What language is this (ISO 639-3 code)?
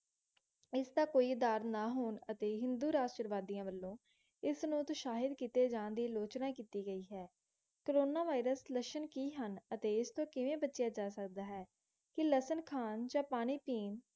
pan